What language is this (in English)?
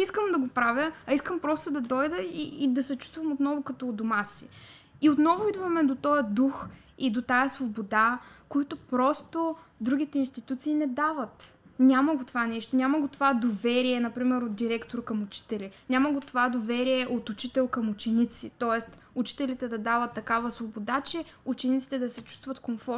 Bulgarian